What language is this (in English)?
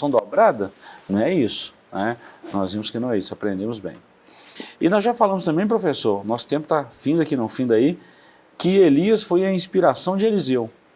Portuguese